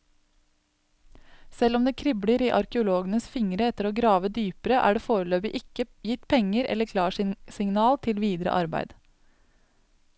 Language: Norwegian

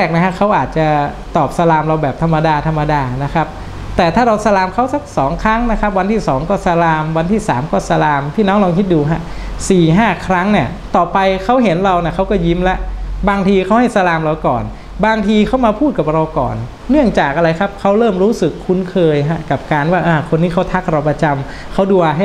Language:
Thai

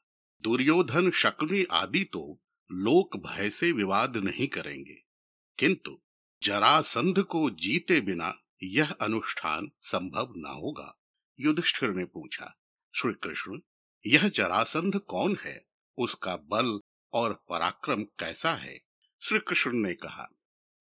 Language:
Hindi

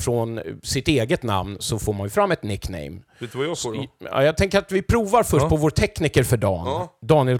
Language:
Swedish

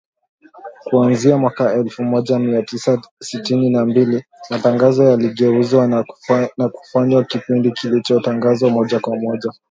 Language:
Swahili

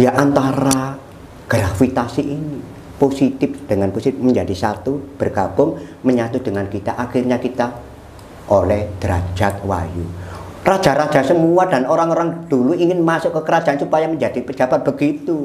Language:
Indonesian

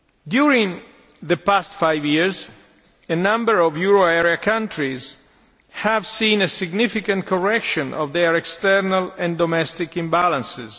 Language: English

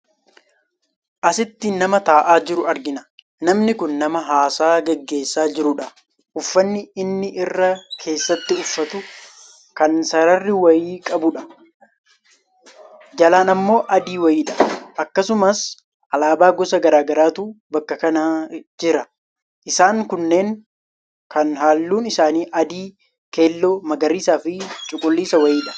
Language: Oromo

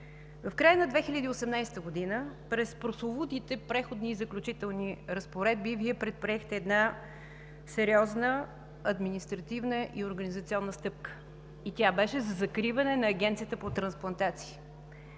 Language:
Bulgarian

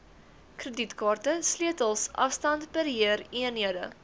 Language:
Afrikaans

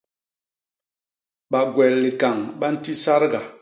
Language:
Basaa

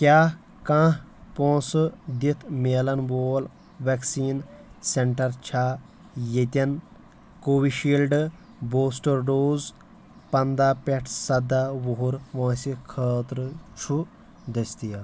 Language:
Kashmiri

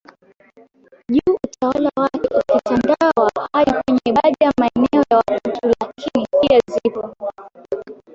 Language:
Swahili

